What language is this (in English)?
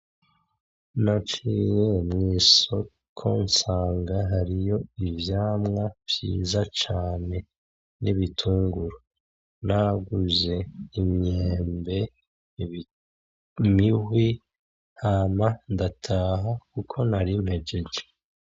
Rundi